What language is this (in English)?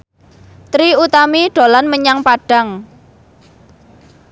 Javanese